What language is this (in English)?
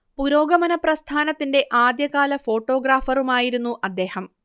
Malayalam